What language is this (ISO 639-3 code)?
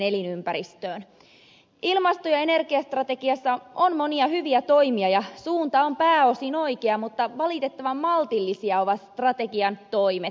fin